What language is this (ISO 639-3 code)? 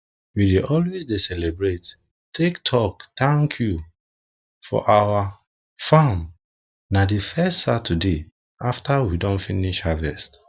pcm